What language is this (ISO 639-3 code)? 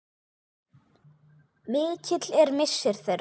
isl